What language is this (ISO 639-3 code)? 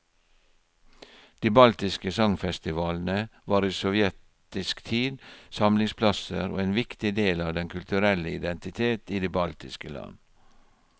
nor